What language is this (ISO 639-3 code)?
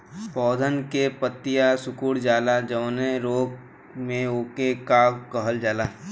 bho